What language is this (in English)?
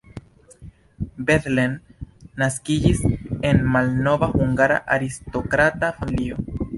Esperanto